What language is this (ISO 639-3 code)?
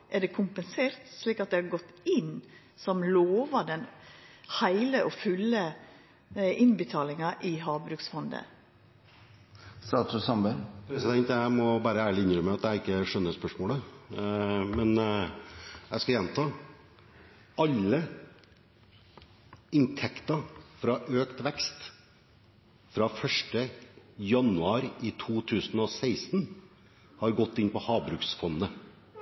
nor